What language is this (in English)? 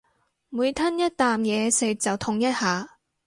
Cantonese